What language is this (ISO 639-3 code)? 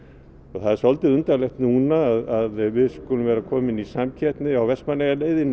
isl